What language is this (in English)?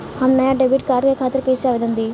Bhojpuri